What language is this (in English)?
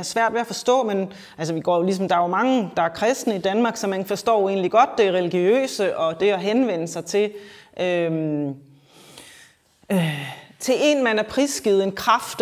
Danish